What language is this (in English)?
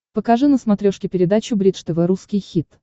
Russian